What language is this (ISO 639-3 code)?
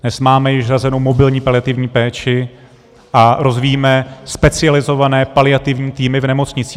ces